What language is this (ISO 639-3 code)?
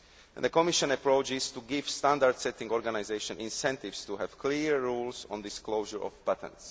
eng